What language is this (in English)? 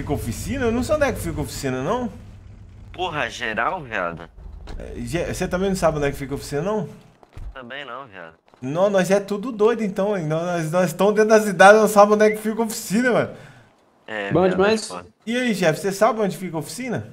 Portuguese